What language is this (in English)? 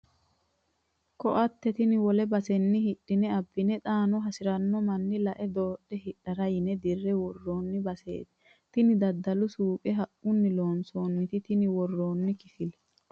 Sidamo